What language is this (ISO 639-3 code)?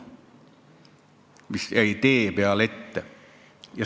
est